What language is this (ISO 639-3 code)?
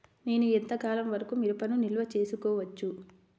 tel